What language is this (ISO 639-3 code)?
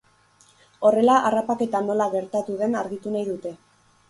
eus